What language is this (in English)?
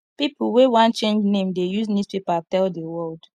Nigerian Pidgin